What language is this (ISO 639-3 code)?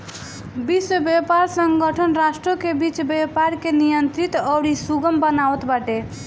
bho